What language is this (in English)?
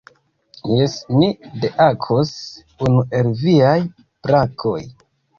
Esperanto